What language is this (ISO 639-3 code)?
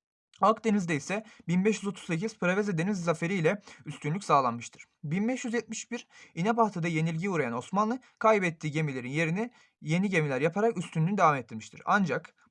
tur